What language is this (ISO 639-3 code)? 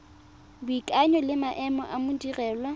tsn